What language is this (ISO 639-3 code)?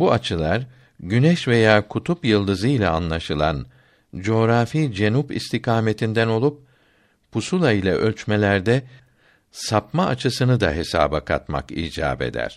tur